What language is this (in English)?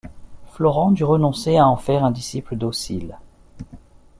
French